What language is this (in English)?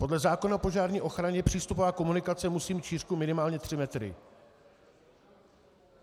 Czech